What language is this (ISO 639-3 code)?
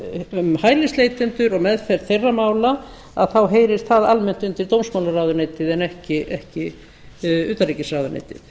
isl